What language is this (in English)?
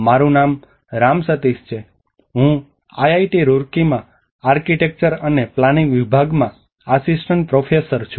Gujarati